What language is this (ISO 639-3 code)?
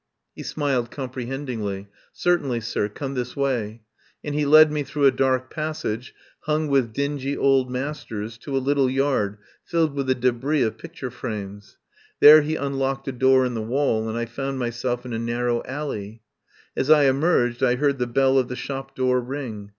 eng